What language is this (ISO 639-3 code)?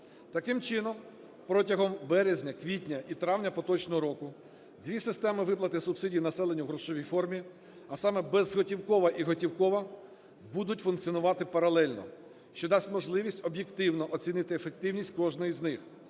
ukr